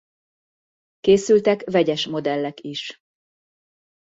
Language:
Hungarian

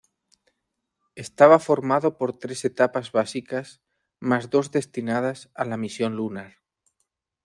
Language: Spanish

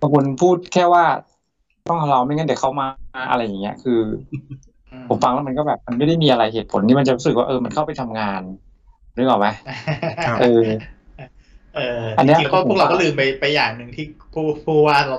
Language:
Thai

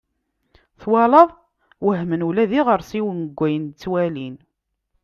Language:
Kabyle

